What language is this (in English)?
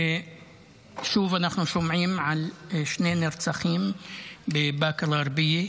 Hebrew